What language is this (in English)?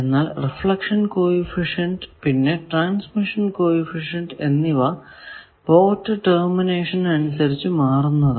Malayalam